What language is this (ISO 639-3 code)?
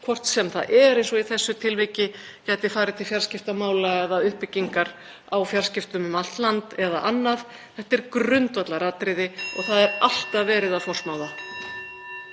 isl